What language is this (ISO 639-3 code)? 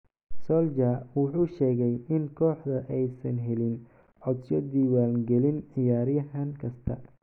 som